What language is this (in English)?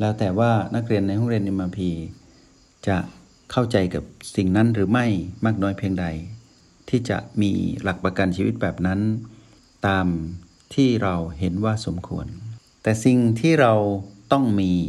Thai